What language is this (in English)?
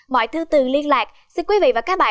Vietnamese